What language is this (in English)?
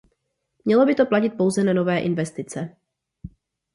Czech